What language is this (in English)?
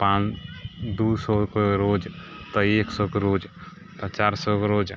Maithili